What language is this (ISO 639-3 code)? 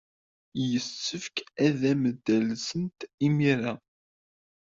kab